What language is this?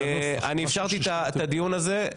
Hebrew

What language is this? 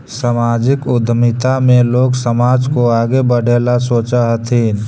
Magahi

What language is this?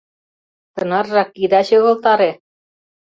Mari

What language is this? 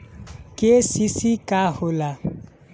Bhojpuri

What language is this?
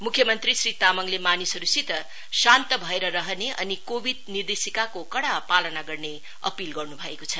Nepali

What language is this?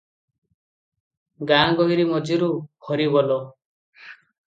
Odia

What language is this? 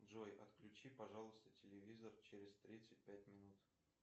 Russian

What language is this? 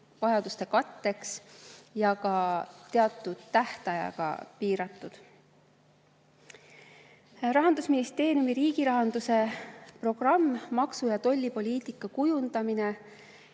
Estonian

